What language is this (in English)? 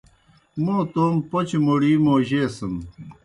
Kohistani Shina